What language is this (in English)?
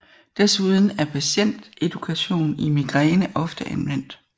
Danish